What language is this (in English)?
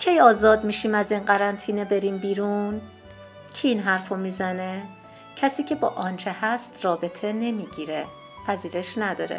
Persian